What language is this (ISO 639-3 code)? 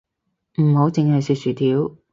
yue